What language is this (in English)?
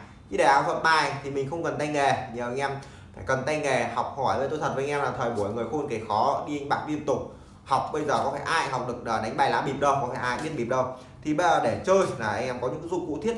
Vietnamese